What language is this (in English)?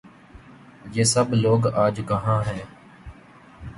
Urdu